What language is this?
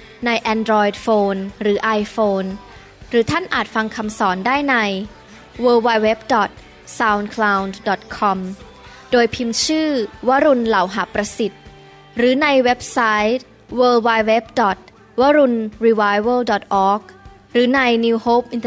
Thai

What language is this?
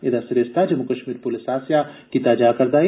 Dogri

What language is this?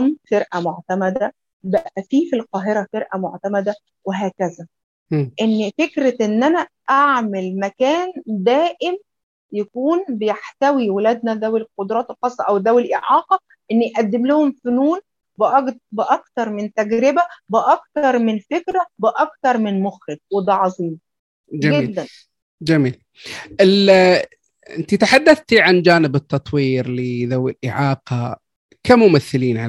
Arabic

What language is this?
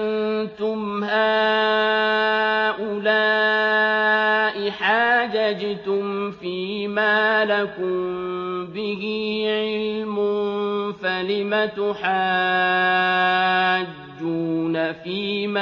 Arabic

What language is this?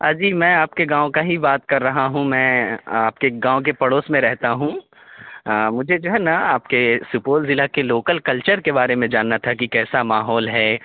Urdu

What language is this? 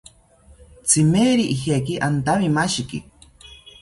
South Ucayali Ashéninka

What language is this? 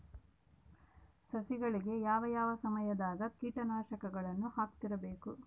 Kannada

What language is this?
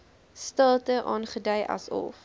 Afrikaans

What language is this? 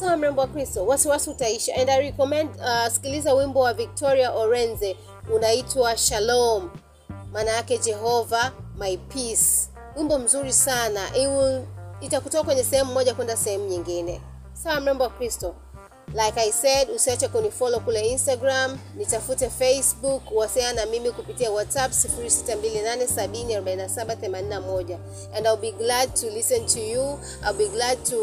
Swahili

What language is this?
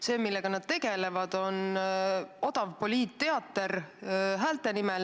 Estonian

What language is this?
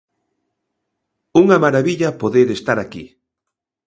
Galician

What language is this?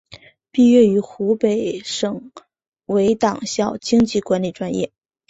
Chinese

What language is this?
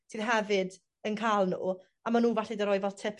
Welsh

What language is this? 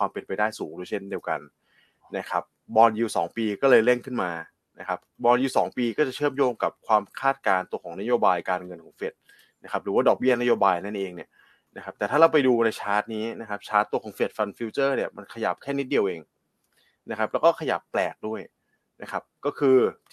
Thai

